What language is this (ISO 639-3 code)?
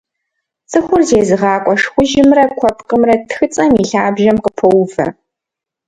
kbd